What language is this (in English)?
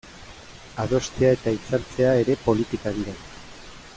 Basque